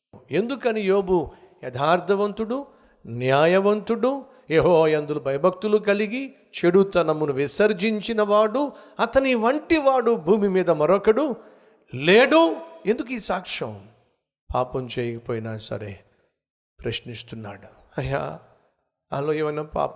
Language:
Telugu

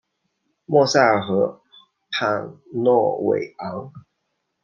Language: Chinese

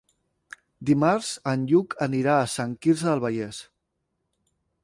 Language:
Catalan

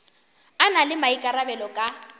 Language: Northern Sotho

